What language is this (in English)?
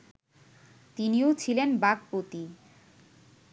Bangla